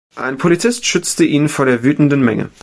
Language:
German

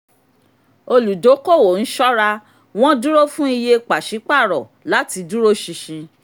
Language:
Yoruba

